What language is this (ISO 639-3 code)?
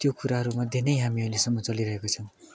nep